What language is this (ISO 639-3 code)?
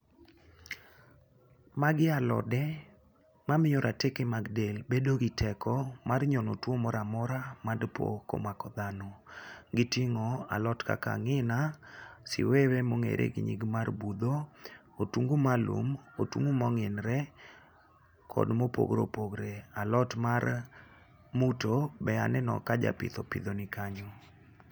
luo